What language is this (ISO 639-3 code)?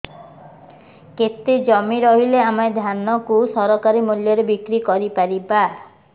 ori